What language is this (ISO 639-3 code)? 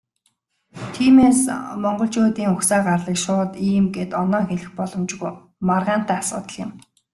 mon